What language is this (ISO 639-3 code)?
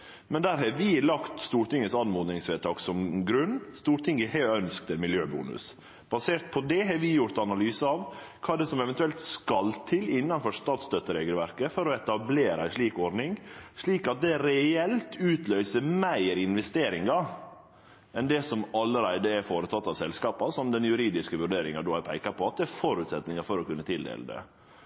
nno